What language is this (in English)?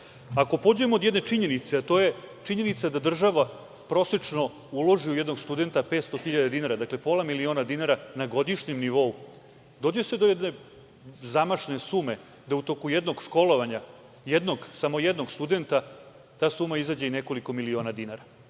Serbian